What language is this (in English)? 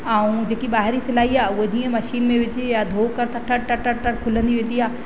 Sindhi